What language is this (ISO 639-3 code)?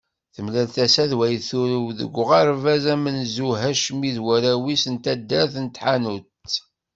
kab